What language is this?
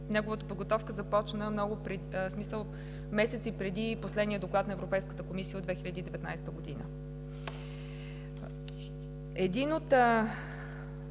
Bulgarian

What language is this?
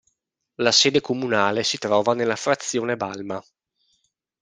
Italian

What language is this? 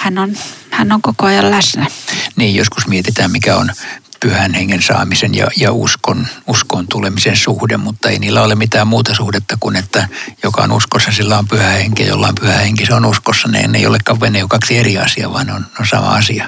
Finnish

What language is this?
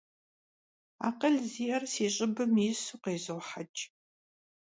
Kabardian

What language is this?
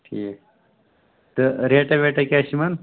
Kashmiri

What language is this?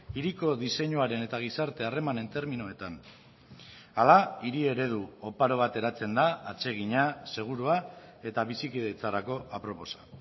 Basque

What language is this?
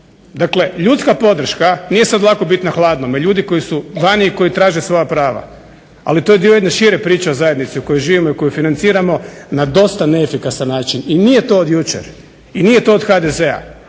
Croatian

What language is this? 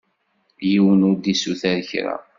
Kabyle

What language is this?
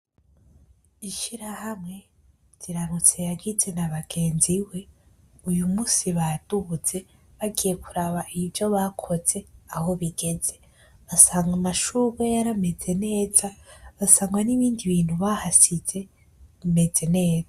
Rundi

